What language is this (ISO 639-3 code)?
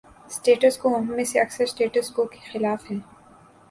urd